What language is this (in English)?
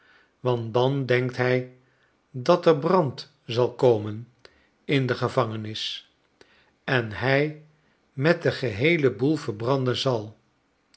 Dutch